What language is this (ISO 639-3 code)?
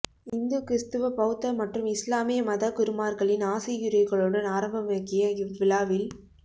tam